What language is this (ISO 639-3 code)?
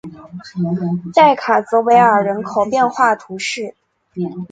zho